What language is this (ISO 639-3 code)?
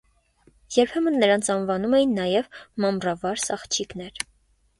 hye